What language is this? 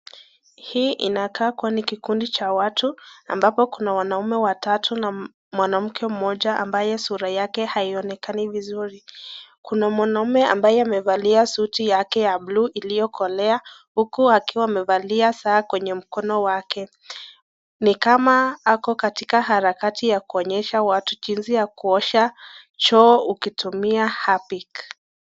Swahili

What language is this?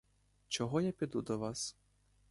Ukrainian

